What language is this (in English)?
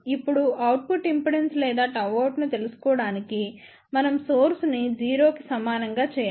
Telugu